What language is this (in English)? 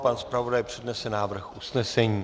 Czech